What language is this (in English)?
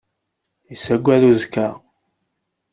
Kabyle